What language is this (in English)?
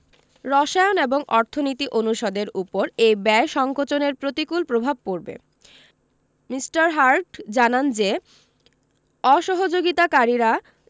Bangla